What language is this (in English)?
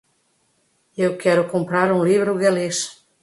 Portuguese